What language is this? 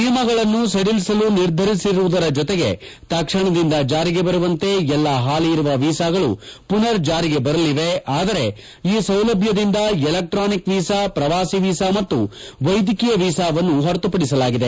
Kannada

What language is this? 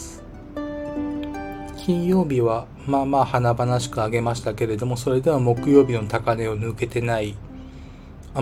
Japanese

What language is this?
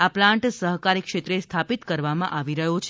Gujarati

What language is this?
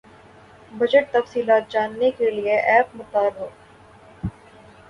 Urdu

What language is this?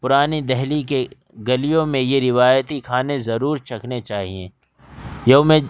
Urdu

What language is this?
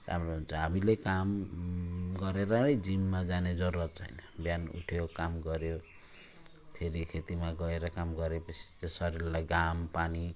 Nepali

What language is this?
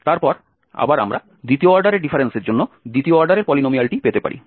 Bangla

